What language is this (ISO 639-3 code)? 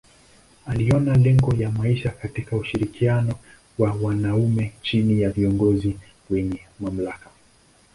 swa